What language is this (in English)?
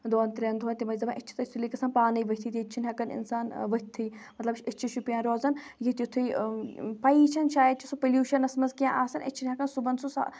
Kashmiri